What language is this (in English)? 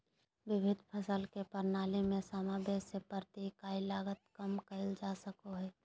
Magahi